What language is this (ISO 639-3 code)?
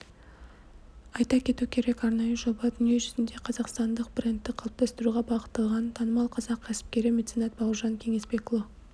kaz